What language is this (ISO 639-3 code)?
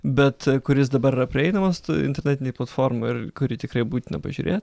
lit